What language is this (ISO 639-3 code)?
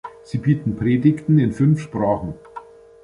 deu